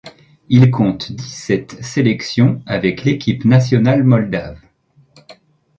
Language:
French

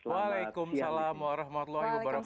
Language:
Indonesian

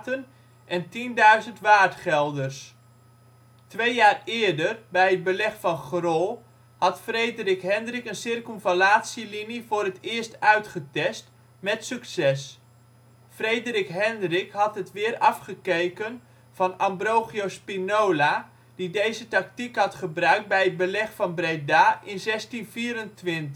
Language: Dutch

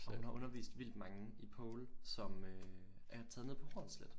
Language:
Danish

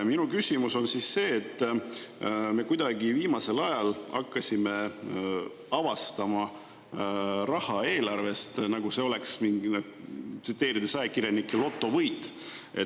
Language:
Estonian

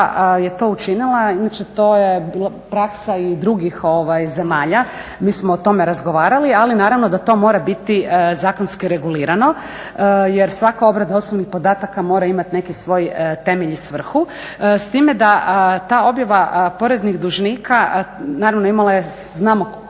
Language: Croatian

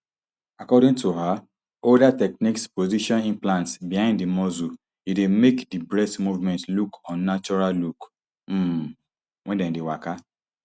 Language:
Nigerian Pidgin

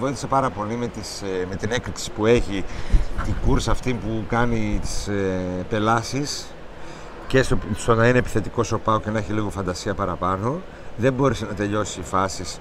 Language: Greek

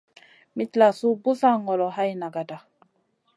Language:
Masana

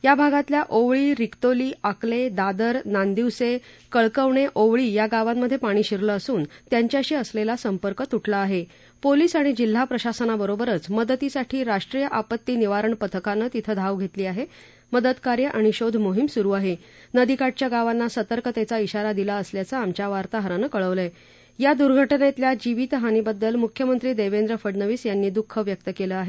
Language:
Marathi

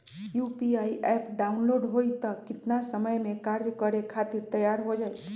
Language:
Magahi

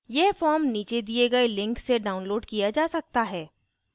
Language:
Hindi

